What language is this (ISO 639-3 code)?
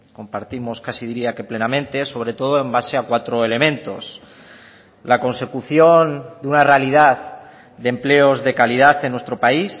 spa